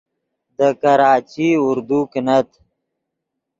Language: Yidgha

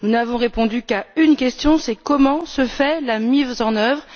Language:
French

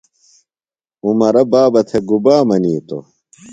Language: Phalura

